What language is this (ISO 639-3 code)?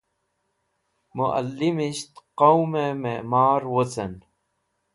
wbl